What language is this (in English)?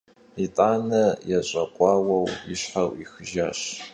Kabardian